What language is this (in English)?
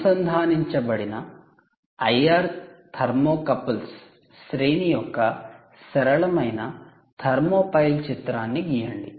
Telugu